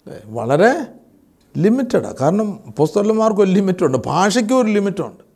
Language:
Malayalam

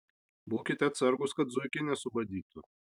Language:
Lithuanian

